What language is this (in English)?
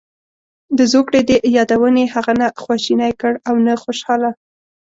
Pashto